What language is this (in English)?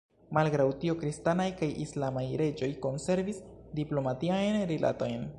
Esperanto